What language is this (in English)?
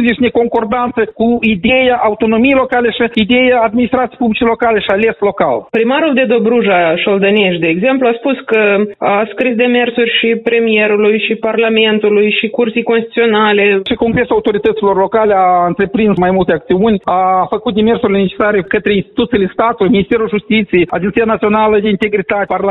Romanian